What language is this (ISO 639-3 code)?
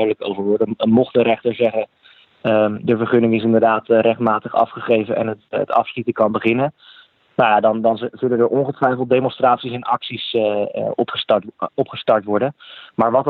nld